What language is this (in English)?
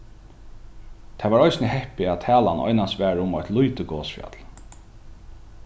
Faroese